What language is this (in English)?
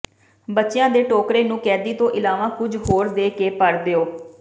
Punjabi